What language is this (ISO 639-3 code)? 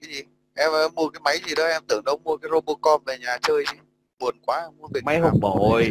vie